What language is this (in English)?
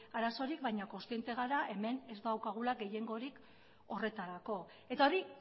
Basque